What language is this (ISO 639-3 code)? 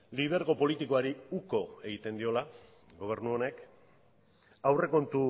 eus